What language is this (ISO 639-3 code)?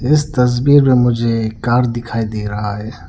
hin